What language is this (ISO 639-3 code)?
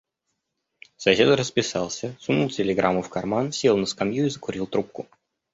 rus